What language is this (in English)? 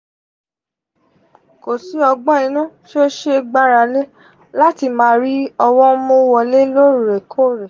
Yoruba